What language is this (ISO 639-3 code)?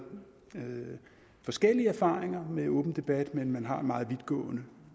dan